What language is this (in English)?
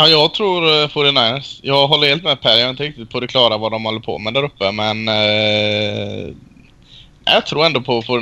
Swedish